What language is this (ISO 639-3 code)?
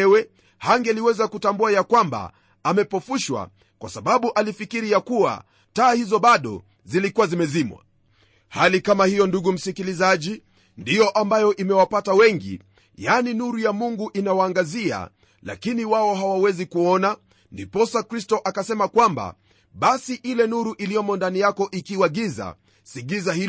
swa